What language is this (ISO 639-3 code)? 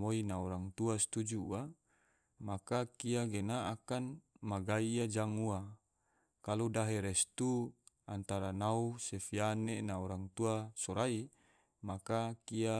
tvo